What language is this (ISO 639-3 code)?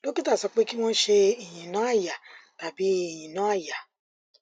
yor